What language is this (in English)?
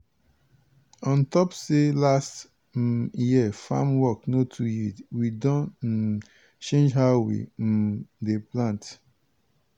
Nigerian Pidgin